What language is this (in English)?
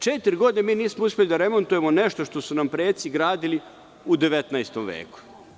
Serbian